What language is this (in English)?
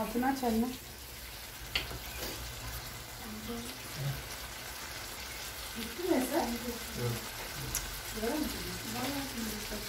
Turkish